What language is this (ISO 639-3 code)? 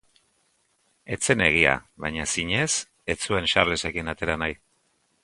eus